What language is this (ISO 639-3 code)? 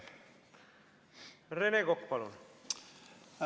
est